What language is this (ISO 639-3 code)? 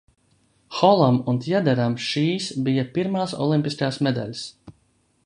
lav